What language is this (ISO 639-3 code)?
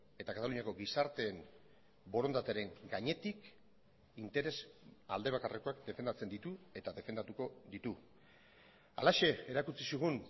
eus